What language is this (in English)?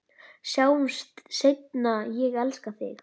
Icelandic